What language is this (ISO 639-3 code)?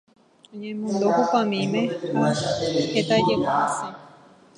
grn